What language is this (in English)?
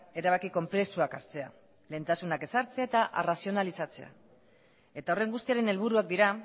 Basque